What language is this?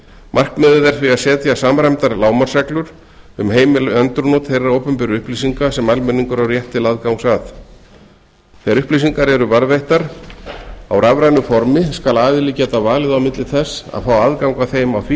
Icelandic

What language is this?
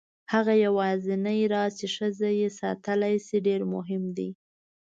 Pashto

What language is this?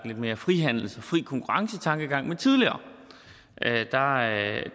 Danish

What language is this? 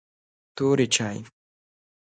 Pashto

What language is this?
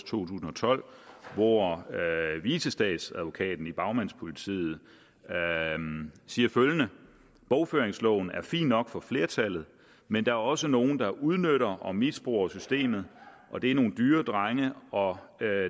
Danish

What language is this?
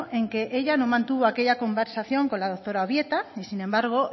Spanish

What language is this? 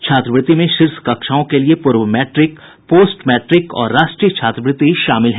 Hindi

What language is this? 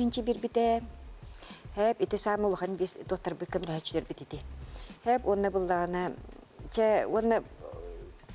Turkish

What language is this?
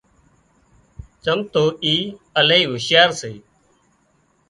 Wadiyara Koli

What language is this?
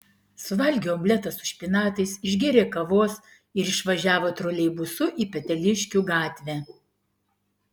Lithuanian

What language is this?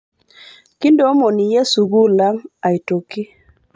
Masai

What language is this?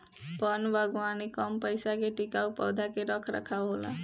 Bhojpuri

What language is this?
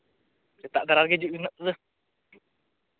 Santali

